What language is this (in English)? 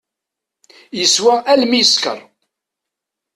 Kabyle